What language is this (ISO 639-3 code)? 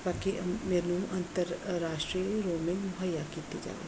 pan